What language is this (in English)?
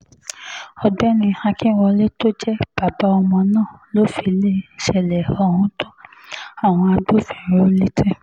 Yoruba